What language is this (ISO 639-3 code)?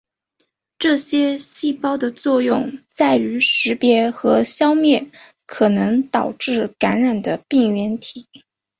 zho